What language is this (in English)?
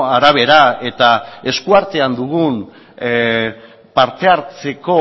Basque